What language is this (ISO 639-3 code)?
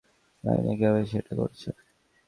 ben